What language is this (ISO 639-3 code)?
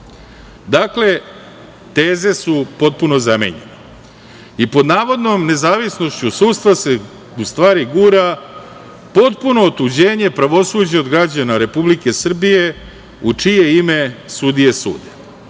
srp